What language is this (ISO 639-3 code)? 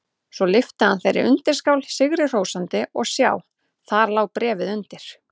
isl